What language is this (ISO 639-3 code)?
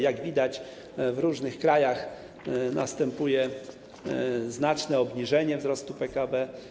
pol